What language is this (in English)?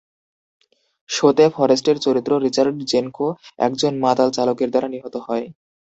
Bangla